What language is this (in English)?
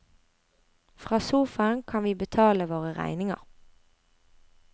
Norwegian